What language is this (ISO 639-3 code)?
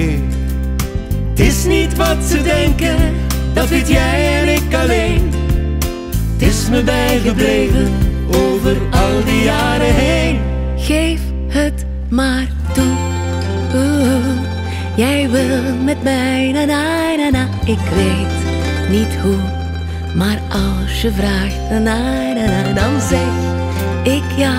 nld